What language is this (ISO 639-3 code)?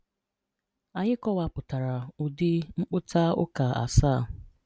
ibo